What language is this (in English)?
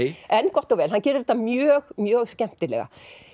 Icelandic